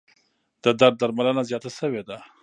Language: Pashto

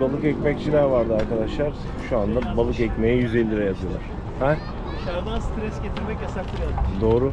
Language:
Turkish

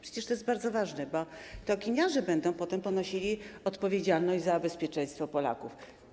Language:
Polish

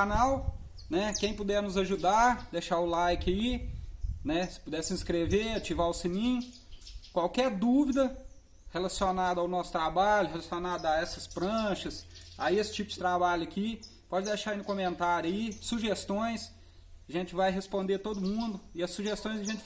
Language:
Portuguese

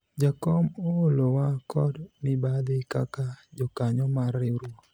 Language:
Luo (Kenya and Tanzania)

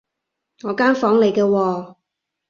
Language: Cantonese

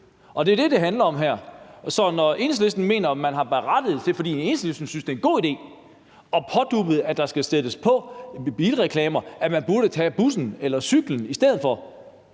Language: Danish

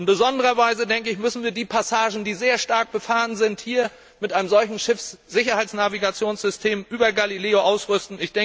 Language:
German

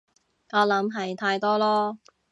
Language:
Cantonese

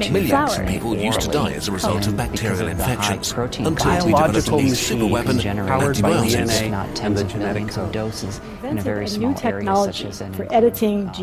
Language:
Persian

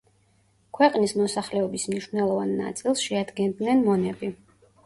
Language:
Georgian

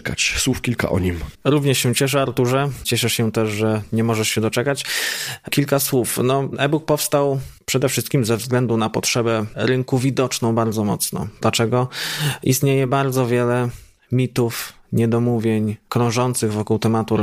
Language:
Polish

